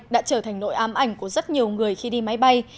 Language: Vietnamese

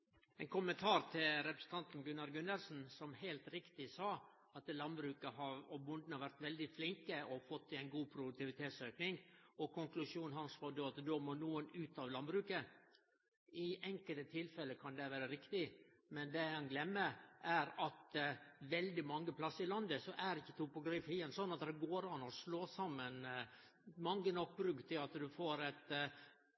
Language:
Norwegian Nynorsk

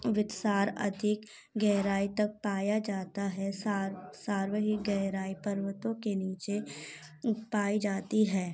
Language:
Hindi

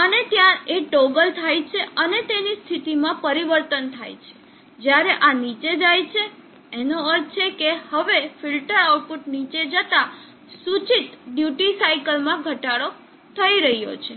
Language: Gujarati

